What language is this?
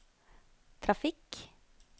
Norwegian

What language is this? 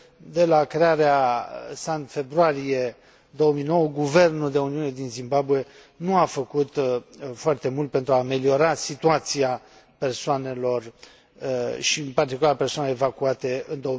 Romanian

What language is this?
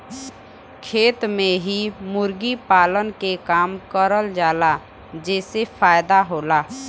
Bhojpuri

